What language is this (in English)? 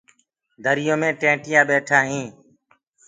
Gurgula